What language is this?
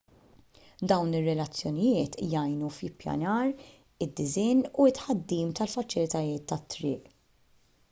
Maltese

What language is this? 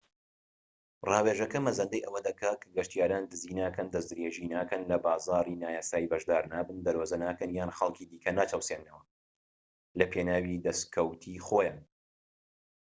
Central Kurdish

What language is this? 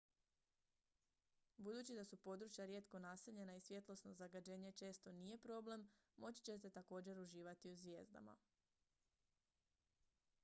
Croatian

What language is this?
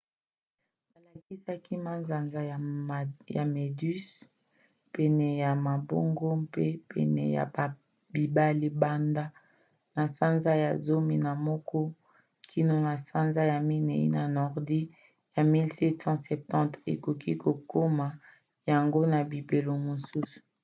Lingala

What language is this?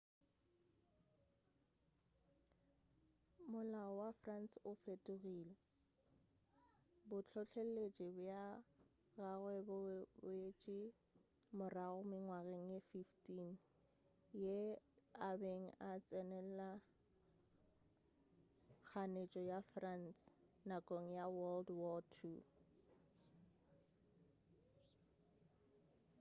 Northern Sotho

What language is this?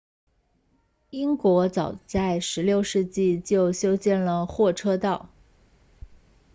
Chinese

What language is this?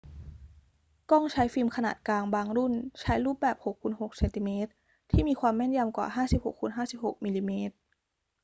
Thai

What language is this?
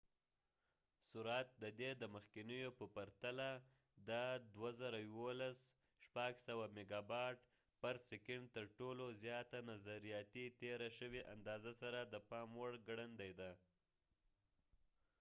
Pashto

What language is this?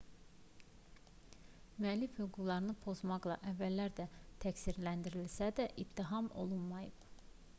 Azerbaijani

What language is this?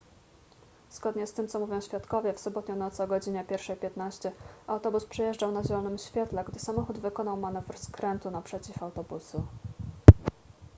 Polish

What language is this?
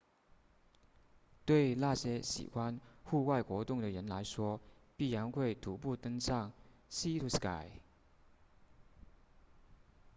Chinese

